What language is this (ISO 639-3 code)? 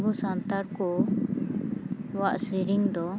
sat